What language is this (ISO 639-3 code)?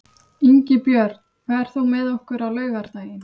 isl